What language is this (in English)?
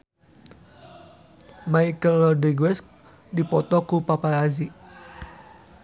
Sundanese